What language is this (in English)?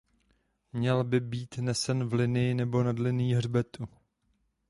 Czech